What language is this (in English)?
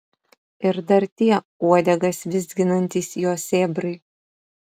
Lithuanian